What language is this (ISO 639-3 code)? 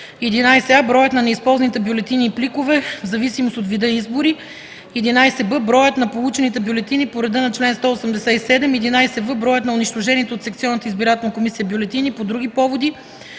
bul